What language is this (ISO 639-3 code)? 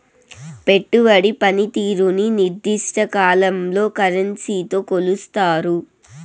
tel